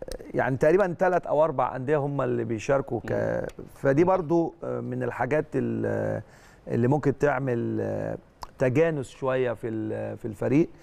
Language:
Arabic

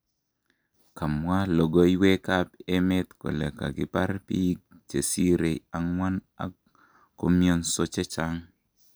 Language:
Kalenjin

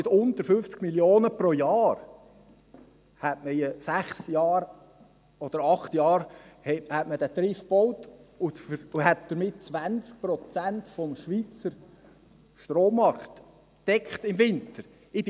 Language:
Swiss German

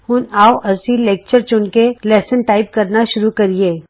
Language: Punjabi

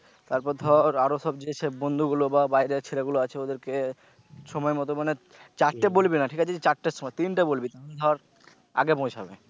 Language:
Bangla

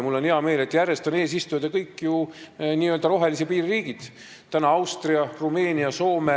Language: Estonian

